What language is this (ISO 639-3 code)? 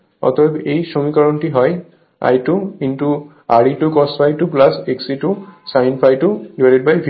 ben